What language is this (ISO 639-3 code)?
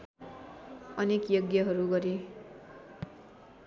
nep